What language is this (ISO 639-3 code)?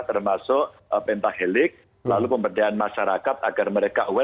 ind